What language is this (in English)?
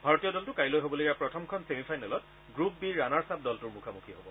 Assamese